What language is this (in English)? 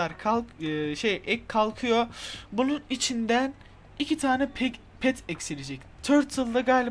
Turkish